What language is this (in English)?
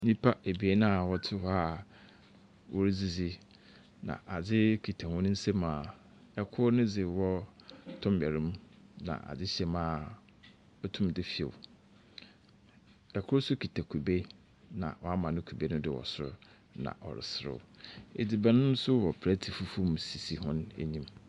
Akan